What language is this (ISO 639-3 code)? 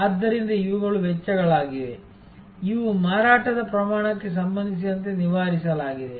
kan